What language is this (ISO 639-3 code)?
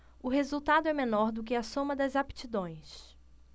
por